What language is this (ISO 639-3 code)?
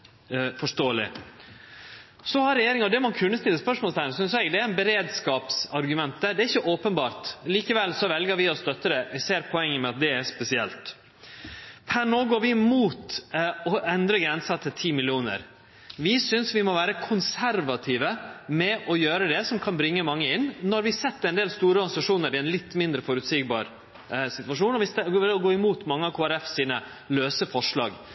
nno